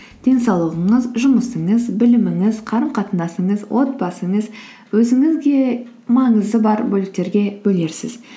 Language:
Kazakh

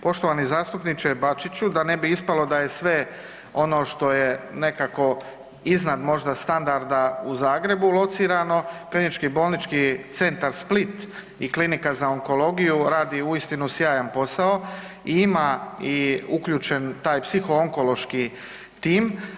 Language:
Croatian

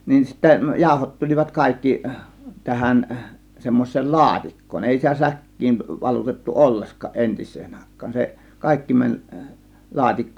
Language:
Finnish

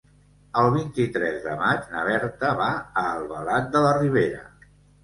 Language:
Catalan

